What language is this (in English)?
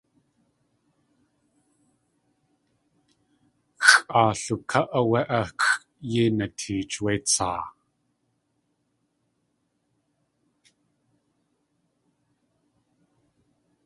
Tlingit